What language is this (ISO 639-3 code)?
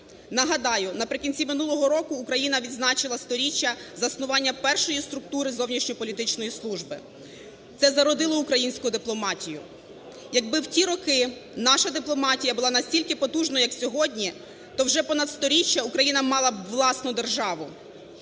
ukr